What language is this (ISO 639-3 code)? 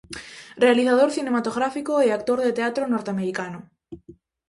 glg